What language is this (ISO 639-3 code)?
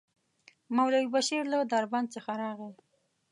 pus